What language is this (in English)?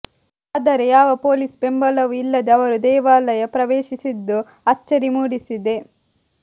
Kannada